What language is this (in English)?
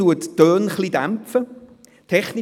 Swiss German